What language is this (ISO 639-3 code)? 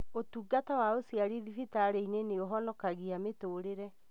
kik